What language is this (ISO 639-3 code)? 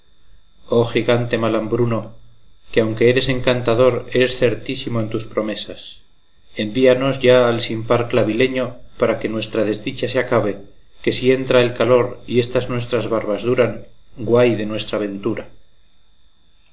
spa